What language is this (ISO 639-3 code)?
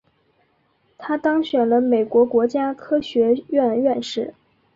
zho